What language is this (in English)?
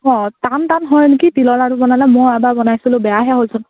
Assamese